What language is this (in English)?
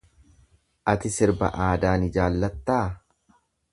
Oromo